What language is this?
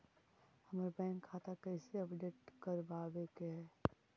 Magahi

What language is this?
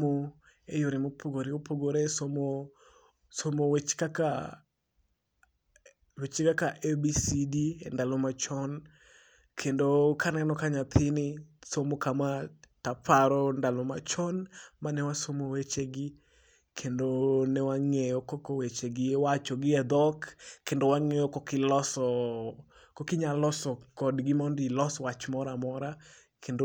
Luo (Kenya and Tanzania)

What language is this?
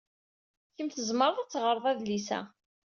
Kabyle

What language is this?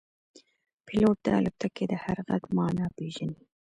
Pashto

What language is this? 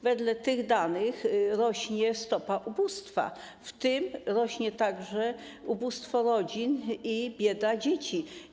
Polish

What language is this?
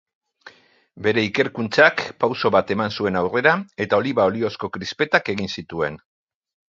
Basque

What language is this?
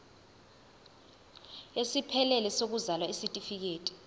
Zulu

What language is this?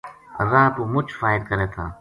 Gujari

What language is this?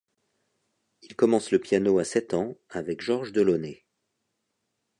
French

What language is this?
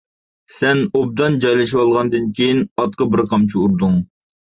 Uyghur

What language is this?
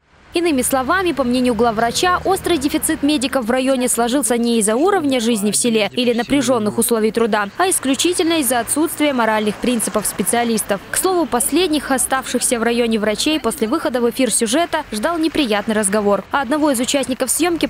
Russian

